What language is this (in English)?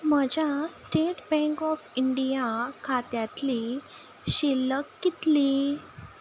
Konkani